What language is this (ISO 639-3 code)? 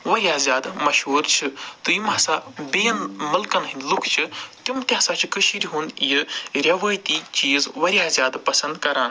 kas